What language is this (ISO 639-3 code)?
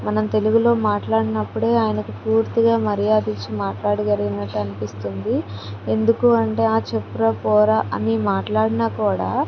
tel